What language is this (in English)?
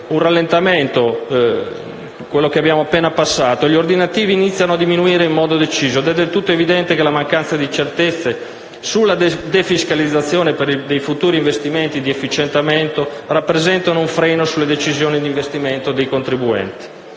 Italian